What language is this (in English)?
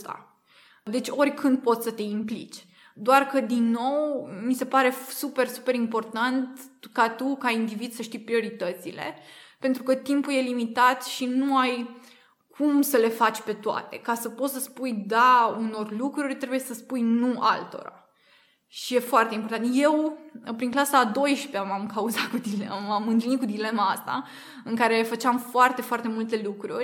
Romanian